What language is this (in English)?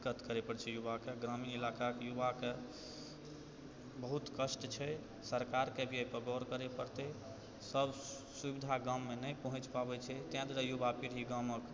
Maithili